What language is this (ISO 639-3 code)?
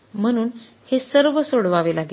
mar